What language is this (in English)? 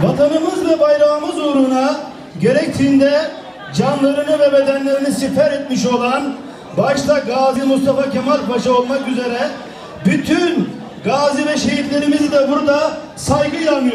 Turkish